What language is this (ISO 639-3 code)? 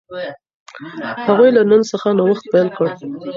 pus